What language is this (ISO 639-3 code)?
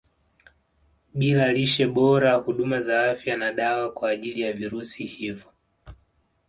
swa